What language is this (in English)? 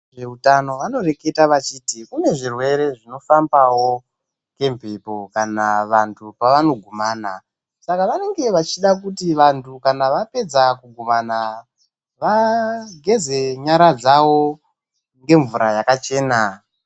Ndau